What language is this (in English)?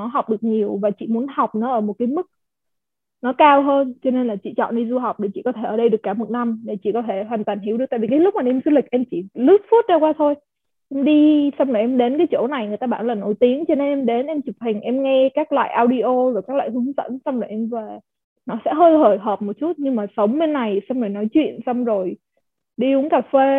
Vietnamese